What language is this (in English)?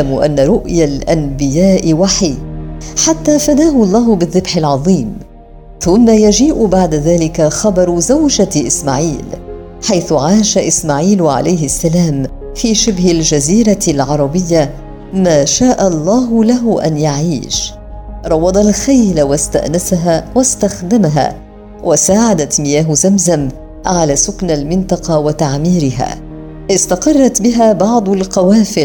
Arabic